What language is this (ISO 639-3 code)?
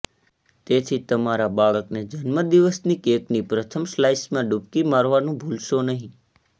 guj